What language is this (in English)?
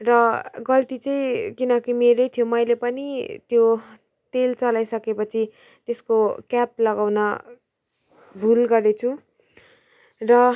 Nepali